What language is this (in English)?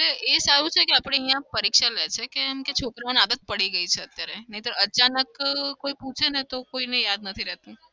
Gujarati